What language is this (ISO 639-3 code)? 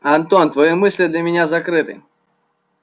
rus